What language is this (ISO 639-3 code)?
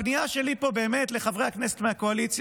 heb